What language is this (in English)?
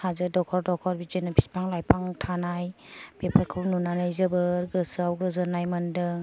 Bodo